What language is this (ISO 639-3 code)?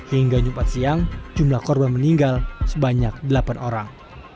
ind